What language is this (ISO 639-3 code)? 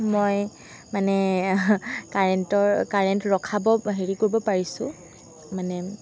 asm